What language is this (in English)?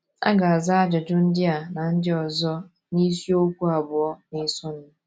Igbo